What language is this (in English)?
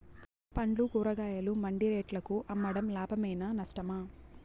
Telugu